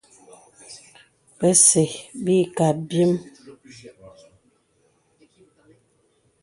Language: Bebele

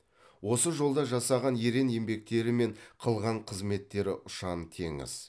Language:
Kazakh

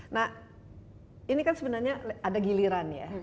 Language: Indonesian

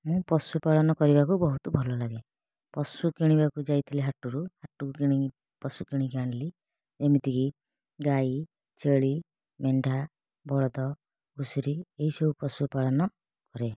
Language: Odia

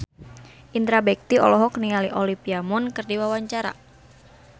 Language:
Sundanese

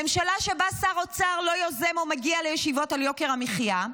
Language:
Hebrew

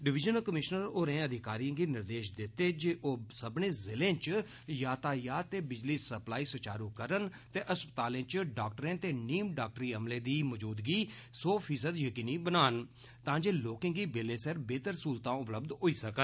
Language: Dogri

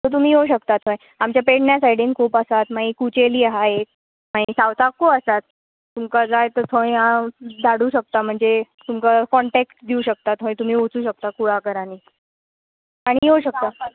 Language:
Konkani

